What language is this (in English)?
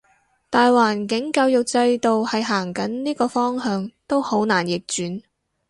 Cantonese